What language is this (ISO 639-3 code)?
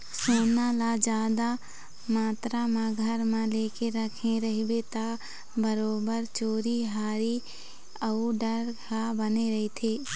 hne